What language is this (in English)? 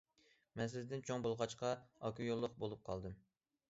Uyghur